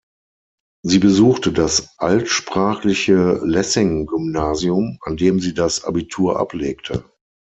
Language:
German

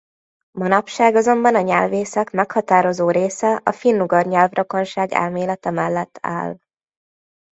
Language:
Hungarian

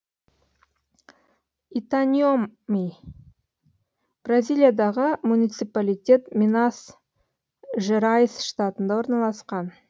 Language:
Kazakh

